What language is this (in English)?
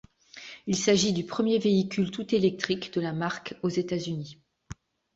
French